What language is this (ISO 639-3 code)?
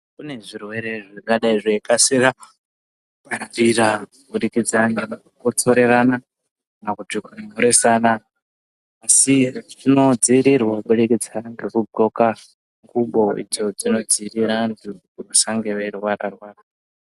ndc